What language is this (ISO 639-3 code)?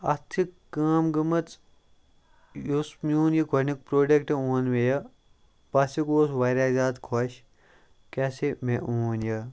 kas